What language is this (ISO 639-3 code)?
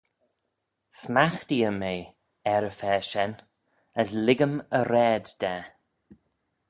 glv